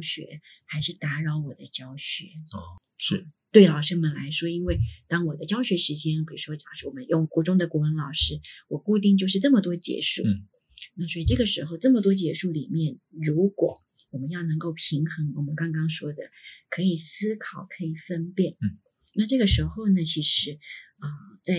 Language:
Chinese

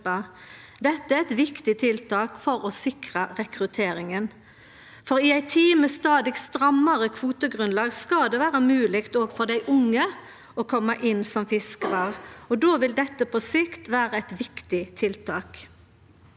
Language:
Norwegian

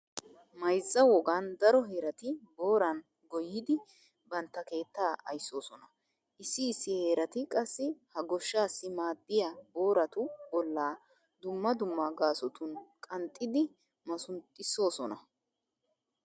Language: Wolaytta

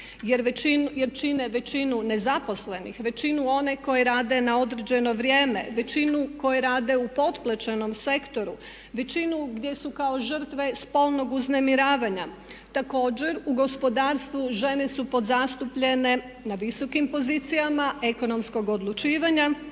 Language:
Croatian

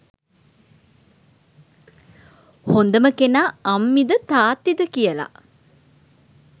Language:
Sinhala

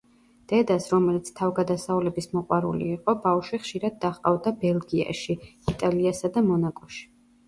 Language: Georgian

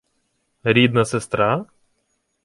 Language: Ukrainian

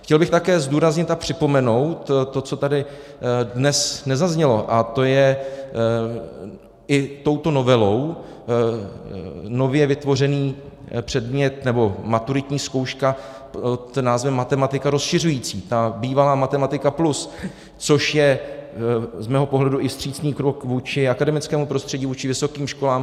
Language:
Czech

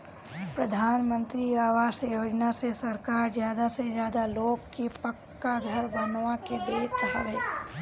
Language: Bhojpuri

